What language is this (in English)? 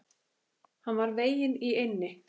Icelandic